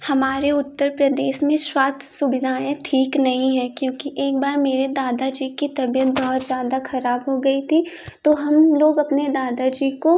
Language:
Hindi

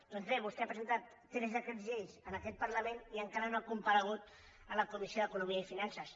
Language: Catalan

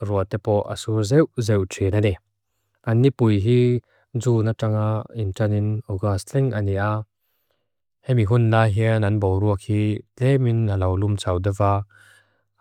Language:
Mizo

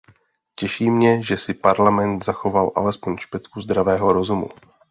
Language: Czech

